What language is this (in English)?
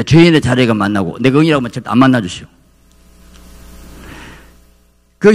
Korean